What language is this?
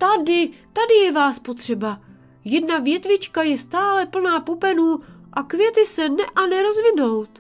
Czech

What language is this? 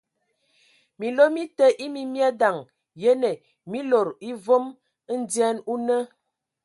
Ewondo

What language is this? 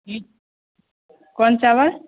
Maithili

